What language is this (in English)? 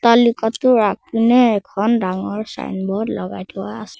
Assamese